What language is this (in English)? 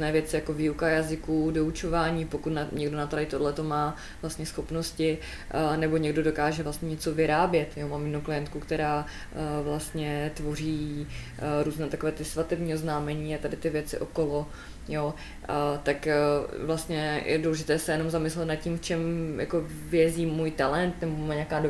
Czech